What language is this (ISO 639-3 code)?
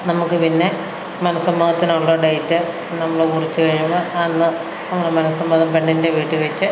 mal